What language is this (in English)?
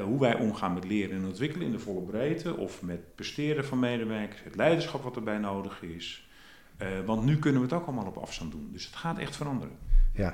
Dutch